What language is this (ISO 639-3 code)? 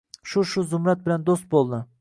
uzb